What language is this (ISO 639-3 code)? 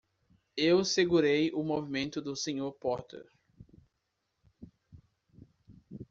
por